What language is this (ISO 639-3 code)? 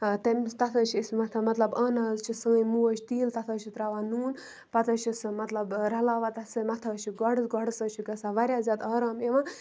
kas